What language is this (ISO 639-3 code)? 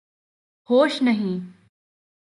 urd